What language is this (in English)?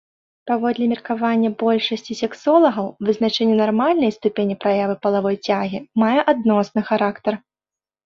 Belarusian